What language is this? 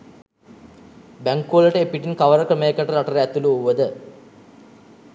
Sinhala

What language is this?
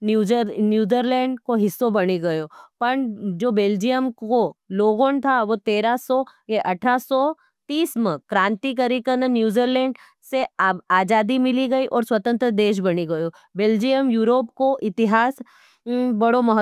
Nimadi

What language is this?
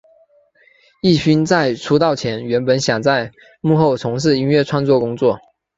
Chinese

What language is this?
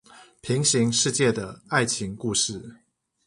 Chinese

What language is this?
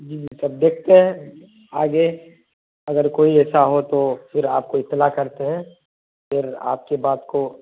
Urdu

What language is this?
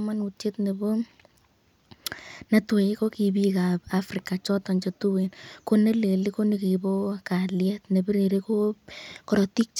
Kalenjin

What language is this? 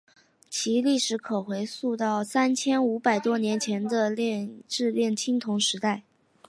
Chinese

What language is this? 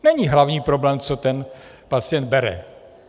Czech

